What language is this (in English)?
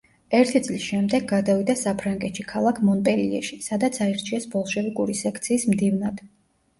Georgian